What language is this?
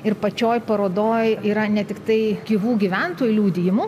Lithuanian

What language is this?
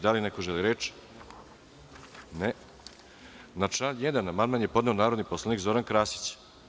Serbian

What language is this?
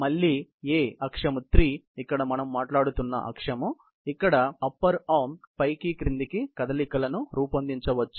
Telugu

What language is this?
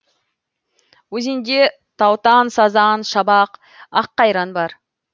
Kazakh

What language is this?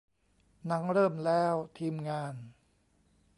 Thai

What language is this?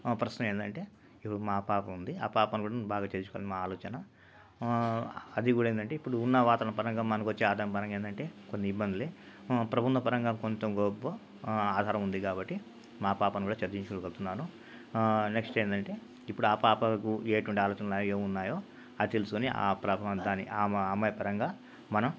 Telugu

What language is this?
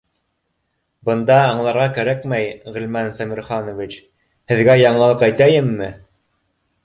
Bashkir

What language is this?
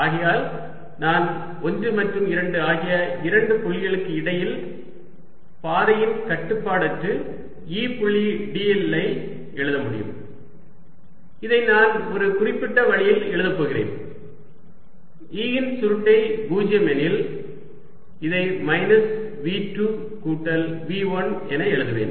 Tamil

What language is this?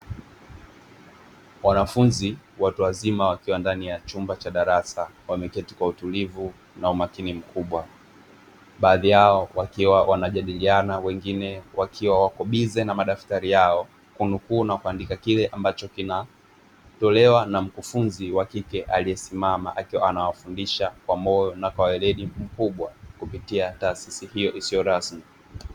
Swahili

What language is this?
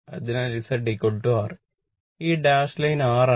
Malayalam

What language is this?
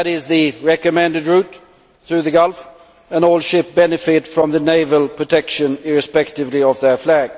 English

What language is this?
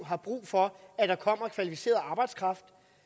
Danish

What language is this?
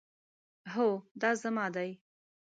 Pashto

